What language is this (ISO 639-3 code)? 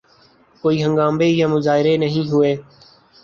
urd